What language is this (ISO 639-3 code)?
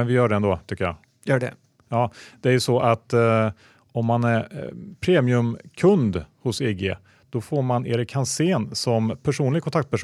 swe